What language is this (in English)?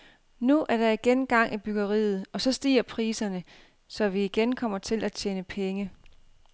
Danish